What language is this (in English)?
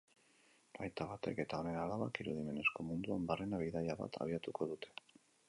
Basque